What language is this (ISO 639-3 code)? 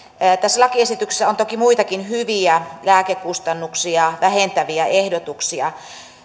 fin